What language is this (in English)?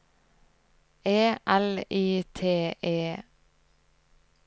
Norwegian